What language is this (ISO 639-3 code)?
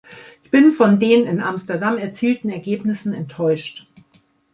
deu